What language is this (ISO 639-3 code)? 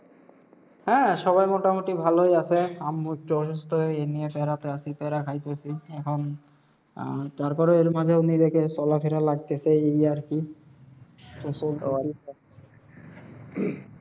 ben